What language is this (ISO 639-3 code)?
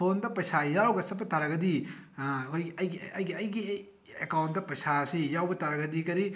mni